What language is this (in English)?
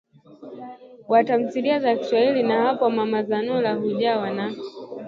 Swahili